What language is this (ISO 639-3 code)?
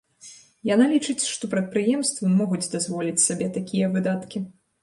bel